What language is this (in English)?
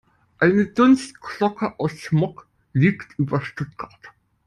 German